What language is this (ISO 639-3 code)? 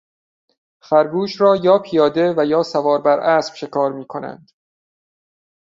fas